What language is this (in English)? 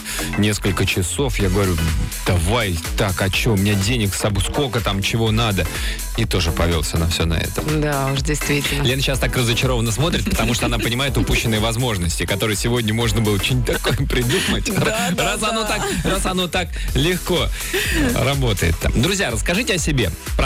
Russian